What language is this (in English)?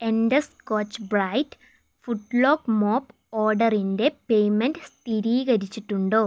Malayalam